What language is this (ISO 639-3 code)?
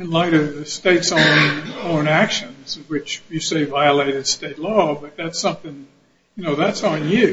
eng